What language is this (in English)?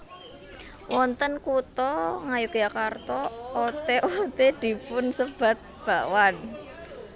Javanese